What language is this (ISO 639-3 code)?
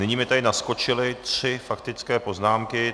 ces